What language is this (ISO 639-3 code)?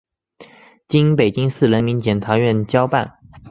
zho